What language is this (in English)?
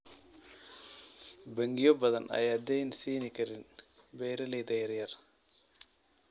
Somali